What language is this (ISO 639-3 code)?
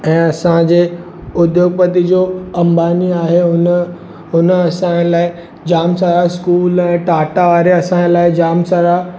snd